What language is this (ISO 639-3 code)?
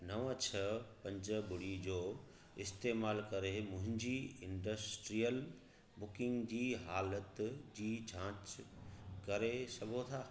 snd